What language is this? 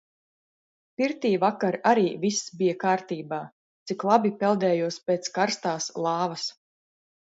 Latvian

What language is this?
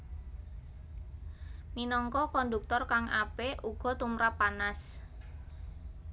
Javanese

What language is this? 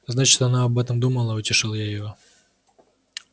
Russian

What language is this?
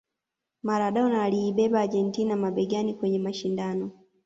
Swahili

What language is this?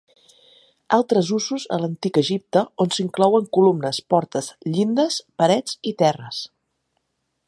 Catalan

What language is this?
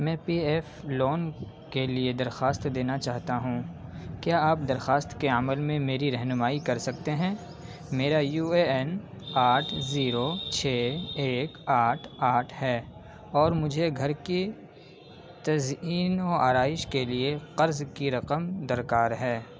Urdu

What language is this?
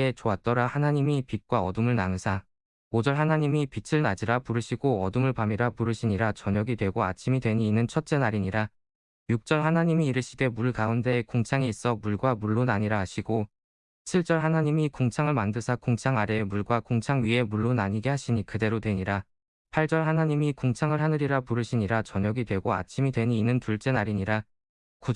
Korean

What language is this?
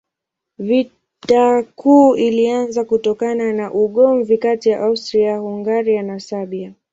Swahili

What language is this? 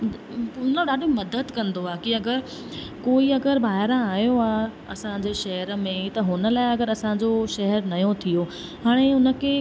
Sindhi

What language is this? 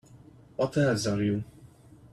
English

